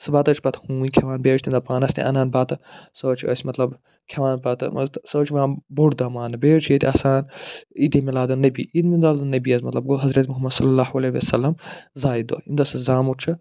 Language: Kashmiri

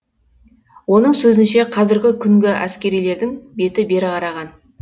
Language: Kazakh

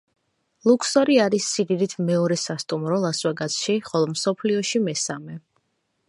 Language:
Georgian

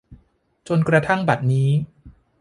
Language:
Thai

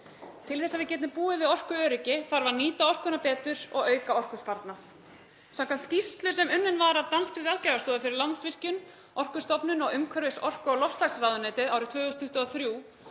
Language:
Icelandic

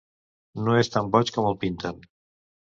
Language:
Catalan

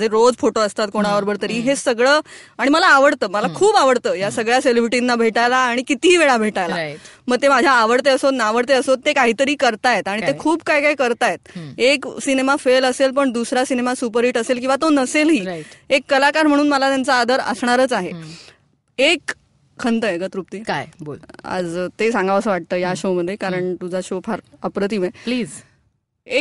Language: Marathi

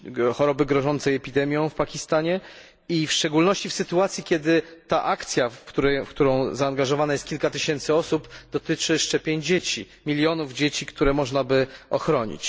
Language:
Polish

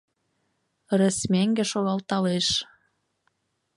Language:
Mari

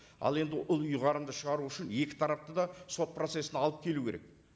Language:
Kazakh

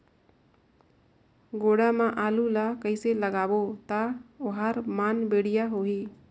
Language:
Chhattisgarhi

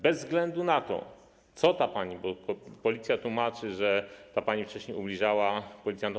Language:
Polish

